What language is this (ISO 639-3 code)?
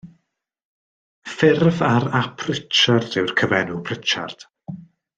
cym